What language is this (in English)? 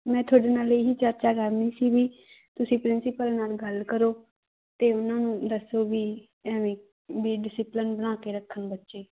Punjabi